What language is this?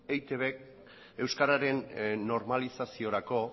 Basque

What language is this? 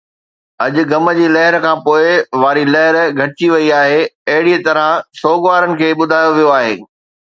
Sindhi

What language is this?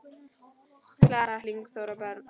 Icelandic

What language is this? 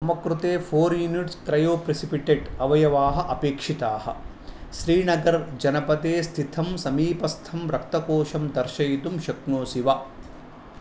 Sanskrit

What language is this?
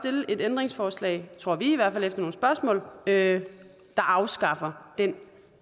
Danish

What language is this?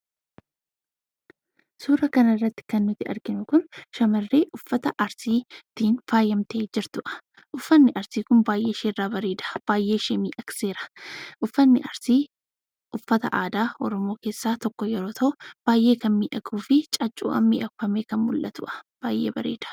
Oromo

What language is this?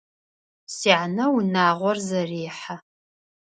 Adyghe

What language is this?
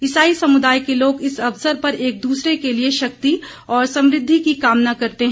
Hindi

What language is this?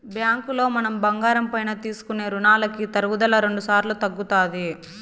Telugu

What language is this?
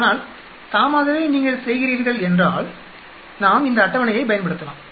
Tamil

